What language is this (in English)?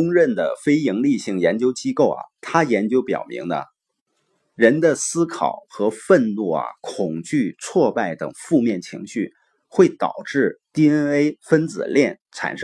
Chinese